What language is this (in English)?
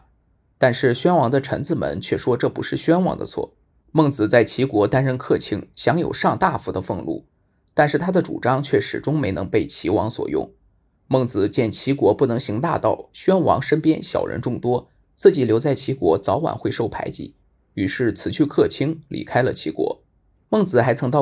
Chinese